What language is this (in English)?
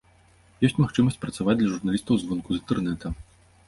Belarusian